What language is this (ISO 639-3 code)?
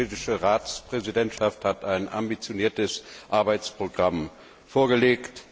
deu